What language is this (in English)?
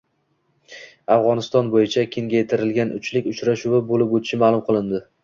Uzbek